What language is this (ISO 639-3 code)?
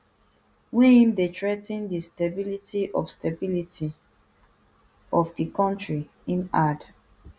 pcm